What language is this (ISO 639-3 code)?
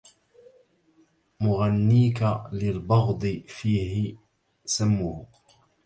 ara